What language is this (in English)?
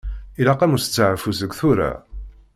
Kabyle